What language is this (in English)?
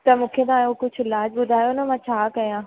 Sindhi